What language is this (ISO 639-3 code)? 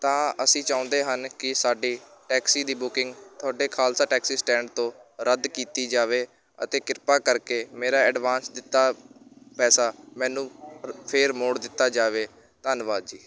pan